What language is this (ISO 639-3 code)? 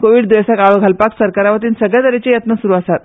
kok